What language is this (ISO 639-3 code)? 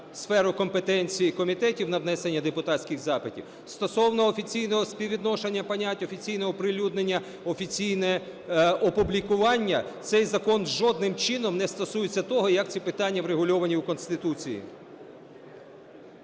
ukr